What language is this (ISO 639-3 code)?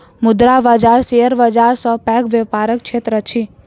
mai